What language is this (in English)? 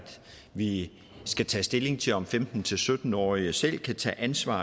Danish